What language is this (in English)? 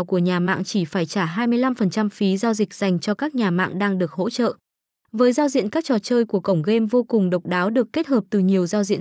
Vietnamese